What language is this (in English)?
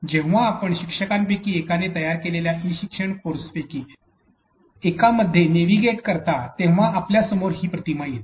Marathi